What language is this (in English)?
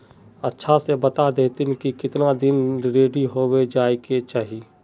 Magahi